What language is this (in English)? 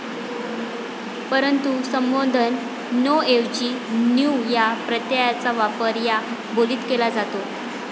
Marathi